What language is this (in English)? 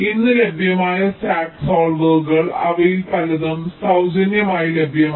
Malayalam